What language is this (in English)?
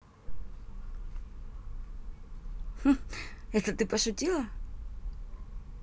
Russian